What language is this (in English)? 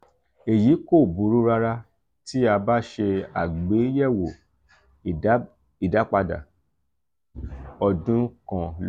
Yoruba